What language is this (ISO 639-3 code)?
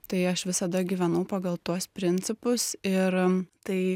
lit